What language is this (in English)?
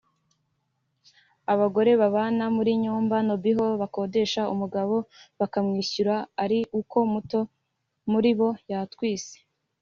Kinyarwanda